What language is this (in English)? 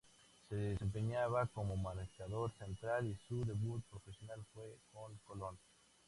Spanish